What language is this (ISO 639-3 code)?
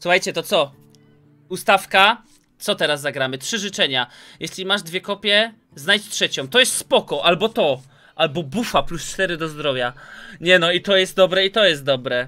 pol